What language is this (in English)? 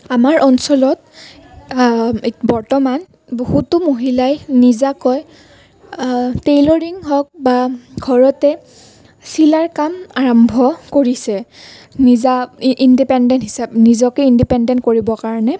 Assamese